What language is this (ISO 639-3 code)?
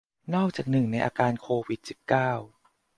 tha